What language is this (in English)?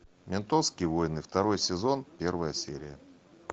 Russian